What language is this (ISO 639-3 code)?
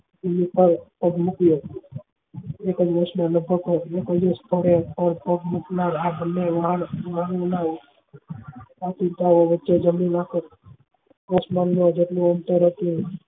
guj